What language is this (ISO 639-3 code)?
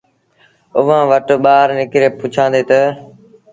sbn